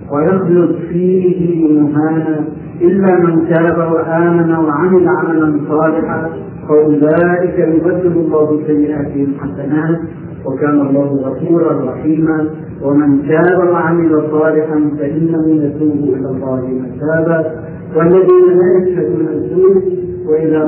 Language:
Arabic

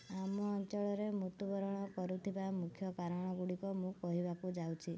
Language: Odia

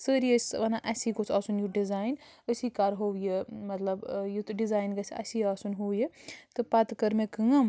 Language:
Kashmiri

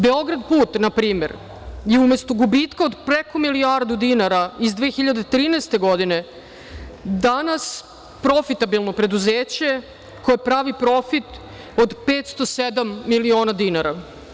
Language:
Serbian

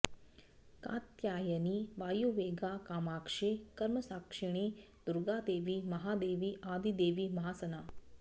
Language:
Sanskrit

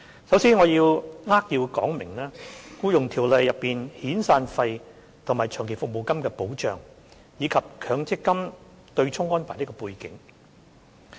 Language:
Cantonese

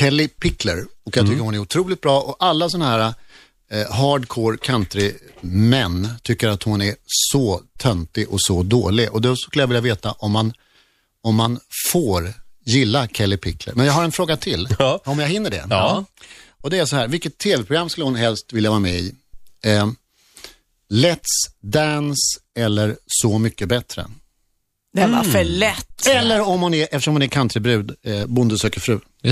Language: Swedish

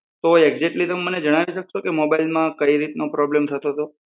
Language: Gujarati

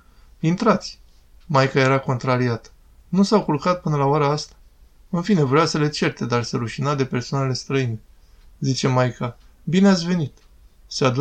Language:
Romanian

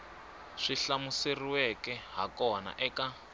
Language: Tsonga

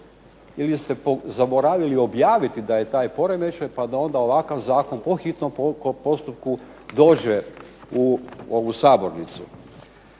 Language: Croatian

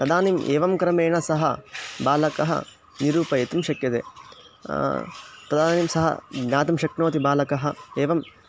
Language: Sanskrit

